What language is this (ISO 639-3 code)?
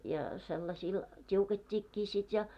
fin